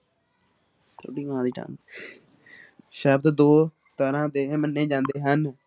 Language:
Punjabi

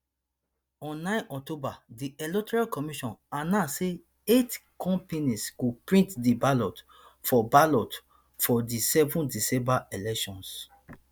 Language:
Nigerian Pidgin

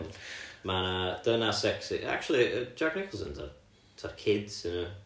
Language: Welsh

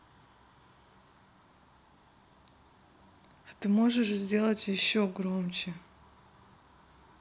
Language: Russian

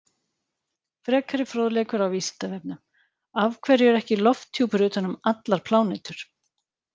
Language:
Icelandic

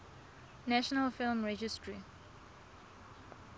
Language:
Tswana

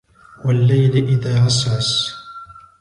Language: Arabic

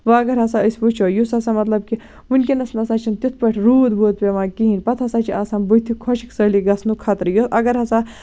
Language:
Kashmiri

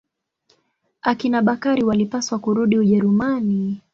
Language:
Swahili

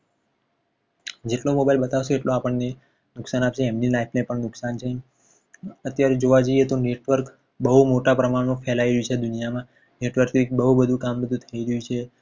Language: Gujarati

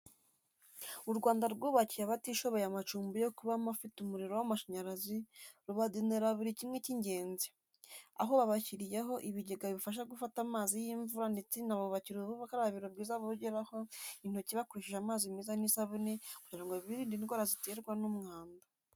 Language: Kinyarwanda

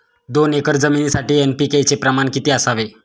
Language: Marathi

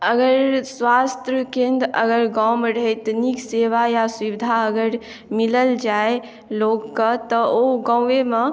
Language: Maithili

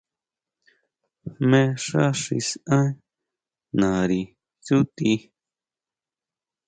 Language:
Huautla Mazatec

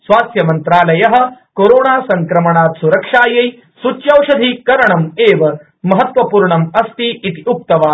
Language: Sanskrit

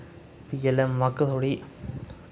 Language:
Dogri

